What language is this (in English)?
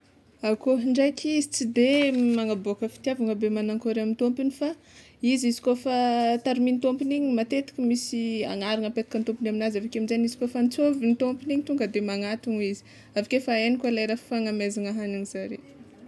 Tsimihety Malagasy